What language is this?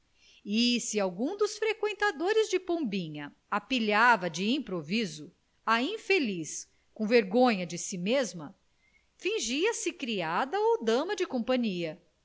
Portuguese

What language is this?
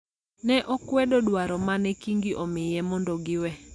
Luo (Kenya and Tanzania)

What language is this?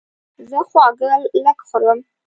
Pashto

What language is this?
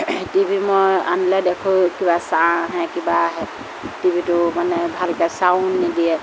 Assamese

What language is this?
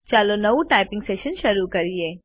Gujarati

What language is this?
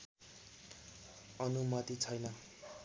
Nepali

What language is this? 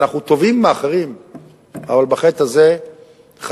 Hebrew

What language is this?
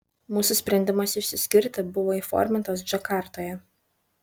Lithuanian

